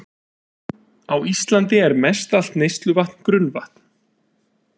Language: Icelandic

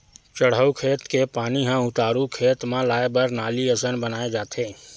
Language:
Chhattisgarhi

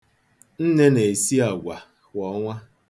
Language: Igbo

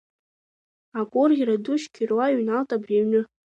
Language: Abkhazian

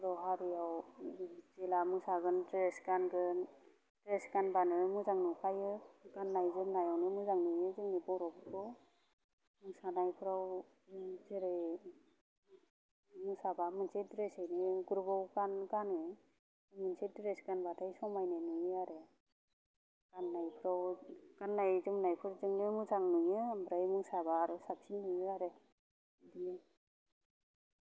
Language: Bodo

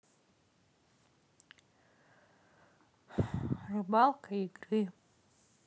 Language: Russian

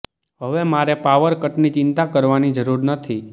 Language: Gujarati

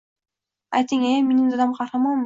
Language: Uzbek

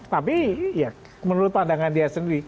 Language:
Indonesian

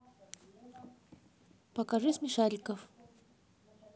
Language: Russian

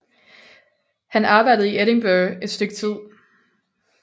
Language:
Danish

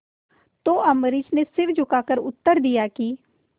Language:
Hindi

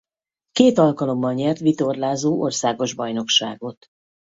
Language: Hungarian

